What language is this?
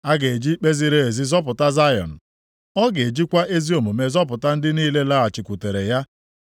Igbo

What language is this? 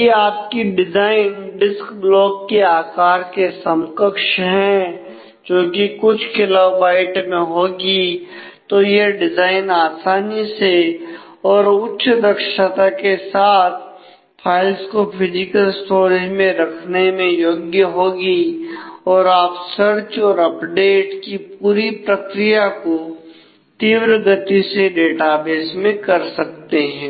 Hindi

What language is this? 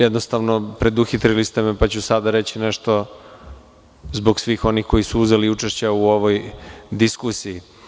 Serbian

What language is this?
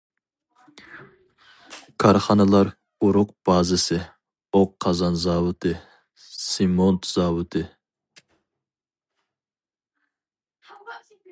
Uyghur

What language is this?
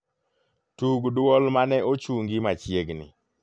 Luo (Kenya and Tanzania)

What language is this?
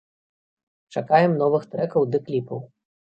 Belarusian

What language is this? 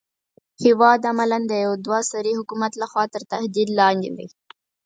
Pashto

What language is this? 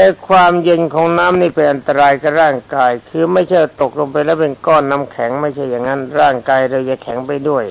Thai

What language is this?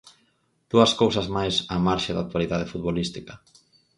Galician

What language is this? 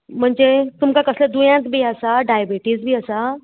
Konkani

